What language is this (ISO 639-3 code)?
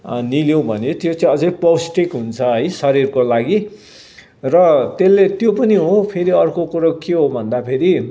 nep